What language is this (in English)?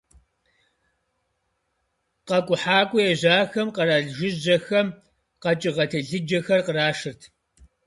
Kabardian